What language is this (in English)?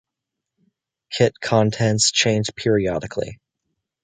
English